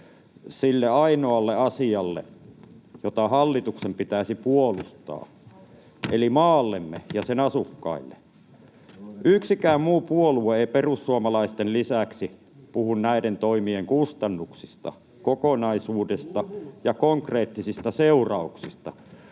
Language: Finnish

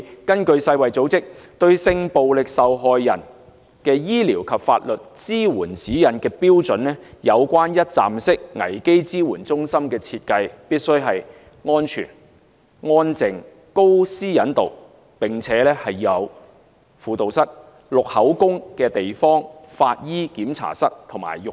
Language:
Cantonese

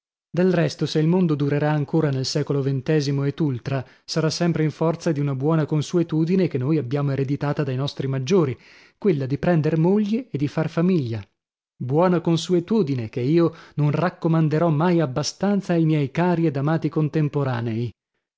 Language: Italian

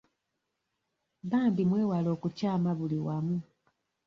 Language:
Ganda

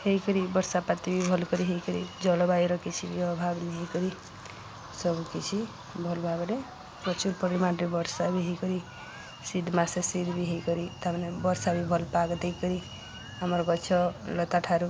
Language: Odia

